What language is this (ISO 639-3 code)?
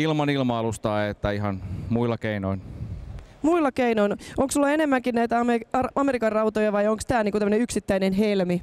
fin